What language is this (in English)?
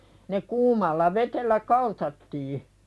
Finnish